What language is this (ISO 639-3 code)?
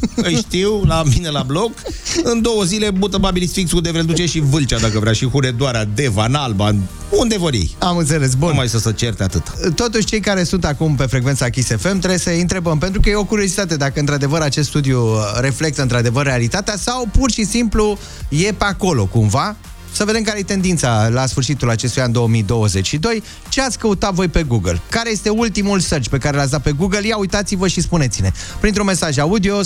ron